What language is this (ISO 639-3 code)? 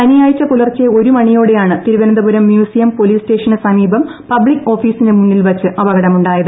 mal